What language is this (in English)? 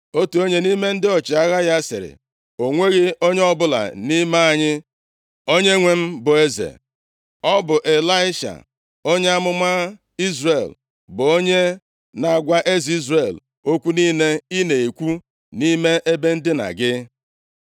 Igbo